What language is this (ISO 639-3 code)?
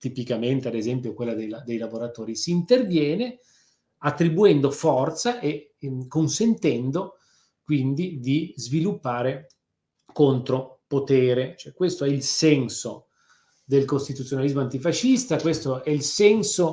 ita